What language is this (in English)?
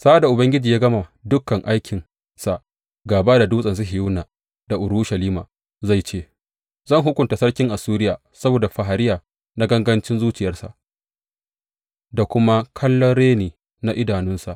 Hausa